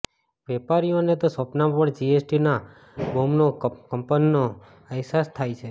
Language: Gujarati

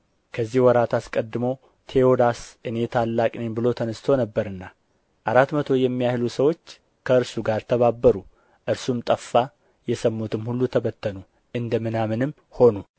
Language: Amharic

